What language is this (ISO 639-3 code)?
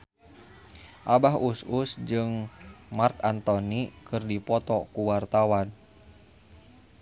sun